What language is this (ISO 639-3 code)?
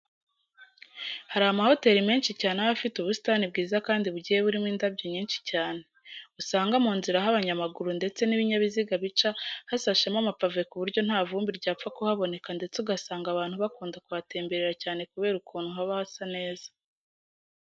kin